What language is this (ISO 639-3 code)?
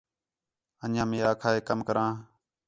xhe